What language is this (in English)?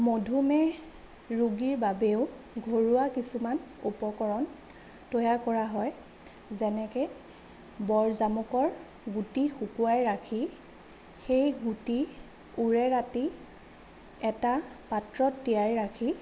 Assamese